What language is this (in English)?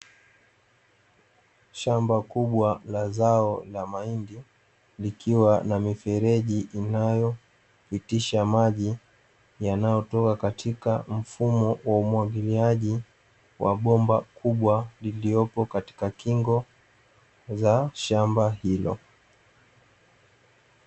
Swahili